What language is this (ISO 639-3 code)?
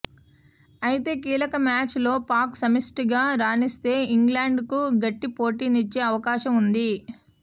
tel